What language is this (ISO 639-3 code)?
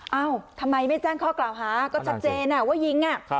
tha